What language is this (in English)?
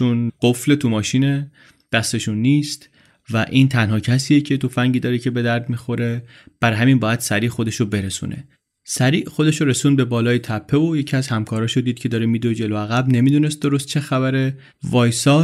Persian